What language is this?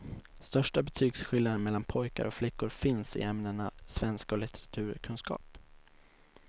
Swedish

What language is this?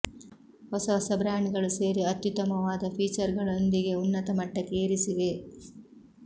Kannada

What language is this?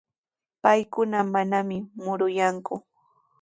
Sihuas Ancash Quechua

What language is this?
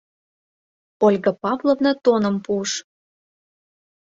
Mari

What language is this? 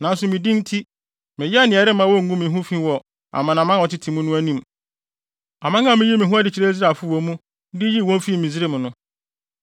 Akan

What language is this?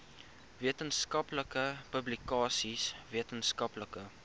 Afrikaans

